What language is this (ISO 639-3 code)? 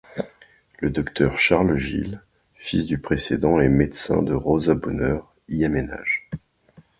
fra